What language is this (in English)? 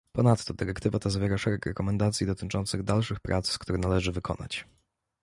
Polish